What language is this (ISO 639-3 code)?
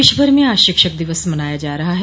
hin